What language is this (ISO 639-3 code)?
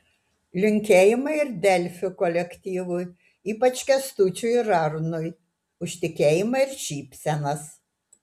lit